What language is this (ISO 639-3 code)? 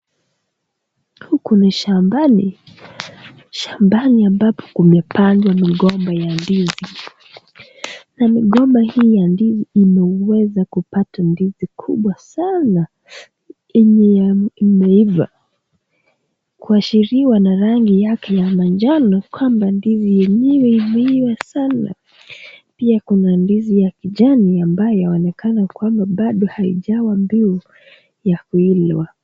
swa